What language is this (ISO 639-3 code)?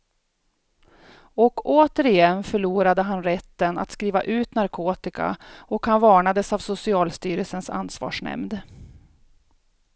swe